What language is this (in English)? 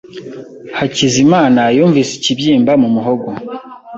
Kinyarwanda